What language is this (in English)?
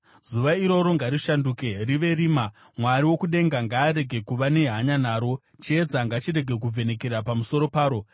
Shona